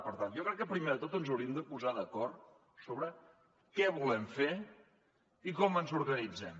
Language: Catalan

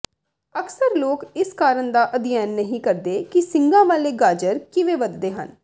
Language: Punjabi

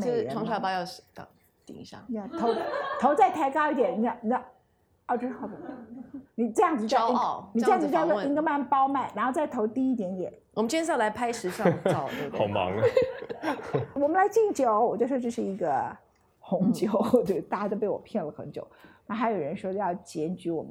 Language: Chinese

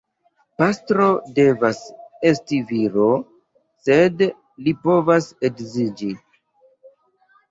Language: Esperanto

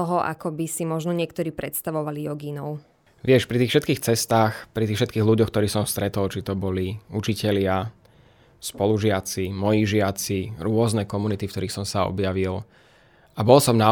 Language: Slovak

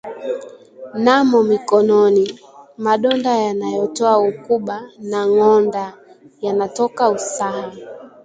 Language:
Swahili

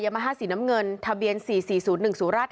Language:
Thai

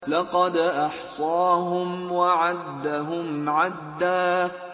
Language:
Arabic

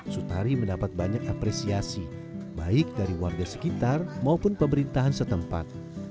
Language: Indonesian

